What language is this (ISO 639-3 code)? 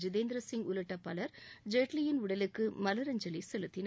tam